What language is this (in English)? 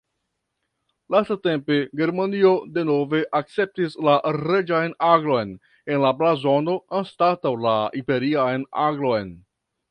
Esperanto